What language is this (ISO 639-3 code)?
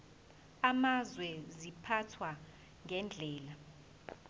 zul